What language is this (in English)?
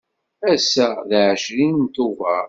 Kabyle